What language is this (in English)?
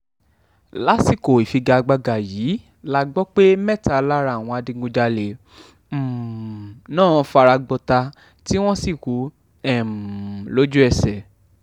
Yoruba